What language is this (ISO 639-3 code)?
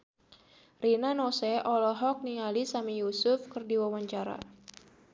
sun